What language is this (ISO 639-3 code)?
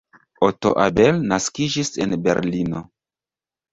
epo